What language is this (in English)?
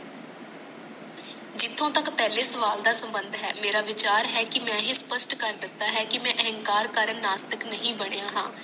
Punjabi